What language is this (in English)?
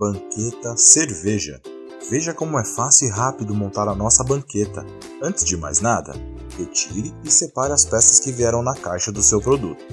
Portuguese